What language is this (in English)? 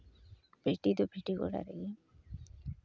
Santali